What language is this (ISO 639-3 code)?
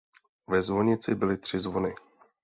ces